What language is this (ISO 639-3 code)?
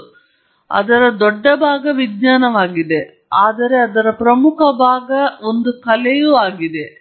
kan